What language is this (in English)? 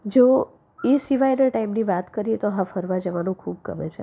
Gujarati